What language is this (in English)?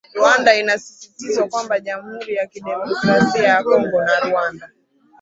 Swahili